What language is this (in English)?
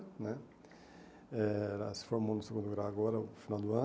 Portuguese